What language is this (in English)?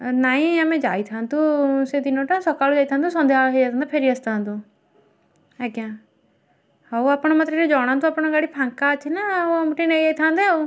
Odia